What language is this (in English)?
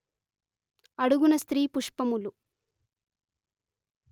Telugu